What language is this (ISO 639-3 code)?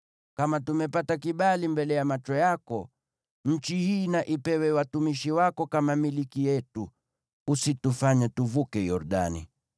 swa